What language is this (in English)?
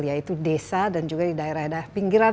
Indonesian